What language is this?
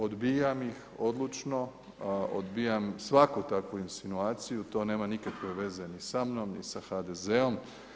Croatian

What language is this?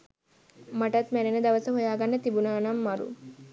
Sinhala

